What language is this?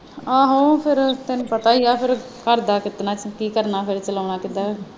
Punjabi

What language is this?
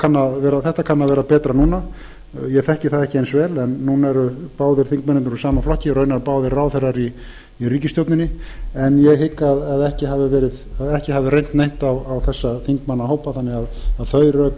Icelandic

